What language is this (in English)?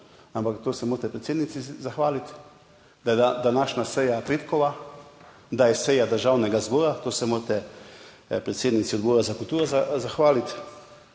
Slovenian